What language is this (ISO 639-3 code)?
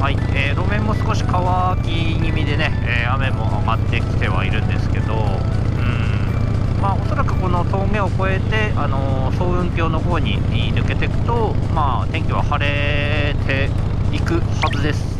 jpn